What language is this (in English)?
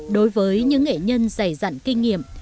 Vietnamese